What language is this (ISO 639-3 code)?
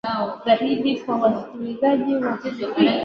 swa